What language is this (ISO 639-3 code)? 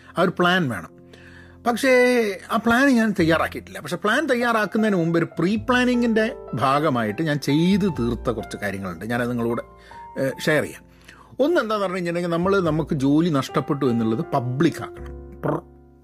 mal